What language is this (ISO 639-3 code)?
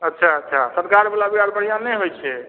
mai